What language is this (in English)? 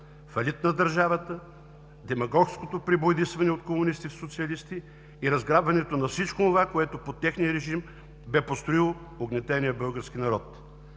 Bulgarian